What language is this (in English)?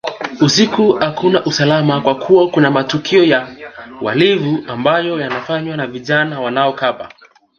Swahili